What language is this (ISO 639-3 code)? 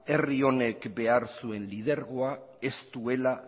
eus